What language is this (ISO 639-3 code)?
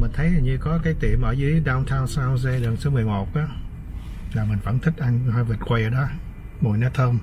vie